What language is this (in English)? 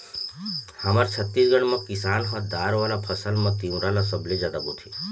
Chhattisgarhi